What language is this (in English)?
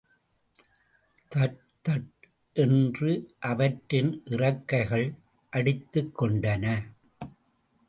Tamil